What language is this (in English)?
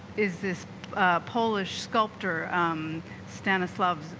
English